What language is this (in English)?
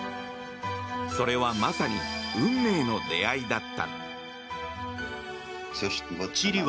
Japanese